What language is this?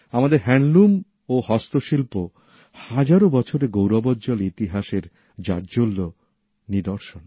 Bangla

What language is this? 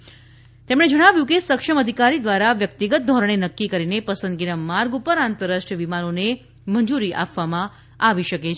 Gujarati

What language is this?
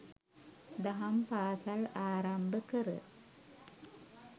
Sinhala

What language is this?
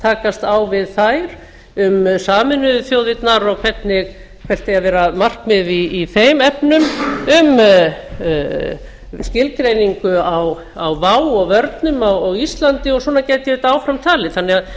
Icelandic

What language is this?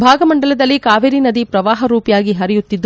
Kannada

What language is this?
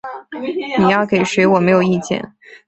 Chinese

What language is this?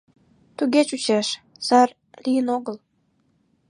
Mari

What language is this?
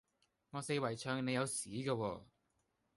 Cantonese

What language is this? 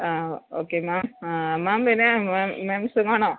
Malayalam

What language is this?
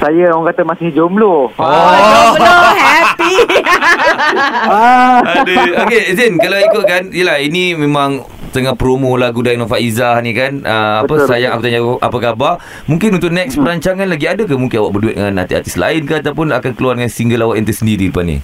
Malay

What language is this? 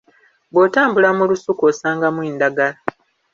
Ganda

